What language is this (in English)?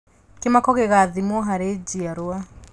Kikuyu